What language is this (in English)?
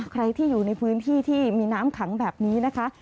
Thai